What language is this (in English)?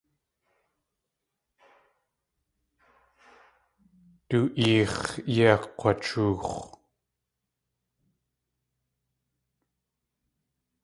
Tlingit